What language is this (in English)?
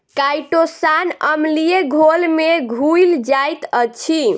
Maithili